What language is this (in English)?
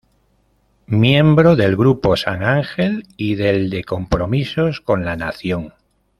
Spanish